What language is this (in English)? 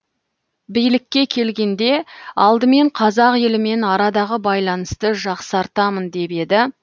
Kazakh